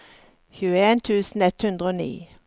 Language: Norwegian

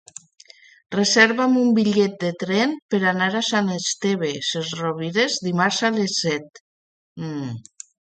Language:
Catalan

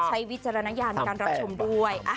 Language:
Thai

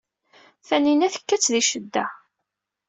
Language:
Kabyle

